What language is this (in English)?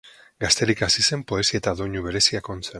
Basque